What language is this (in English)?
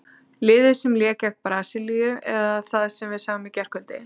Icelandic